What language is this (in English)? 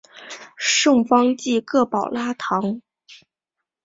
Chinese